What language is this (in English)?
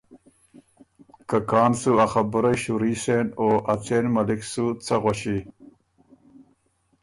Ormuri